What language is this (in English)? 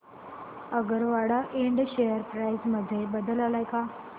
Marathi